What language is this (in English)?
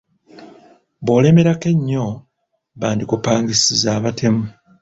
Ganda